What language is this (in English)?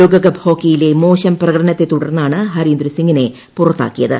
Malayalam